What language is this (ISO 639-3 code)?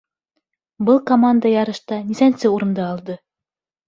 bak